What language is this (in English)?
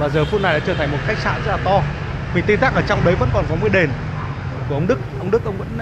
Vietnamese